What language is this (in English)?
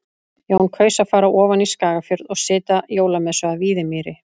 Icelandic